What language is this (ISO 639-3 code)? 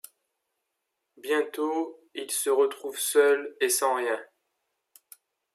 fra